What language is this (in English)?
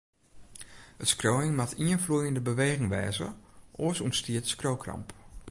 Western Frisian